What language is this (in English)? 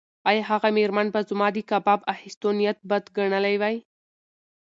Pashto